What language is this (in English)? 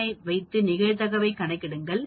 Tamil